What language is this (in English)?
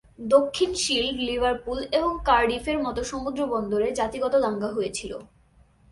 Bangla